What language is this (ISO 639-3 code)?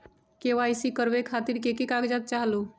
mag